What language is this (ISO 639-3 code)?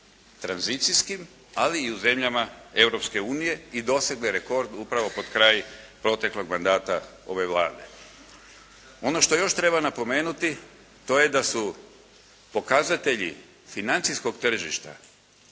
hrv